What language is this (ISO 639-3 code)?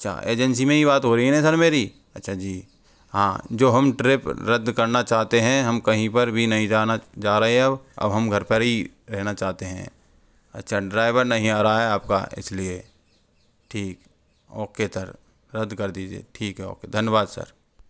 hin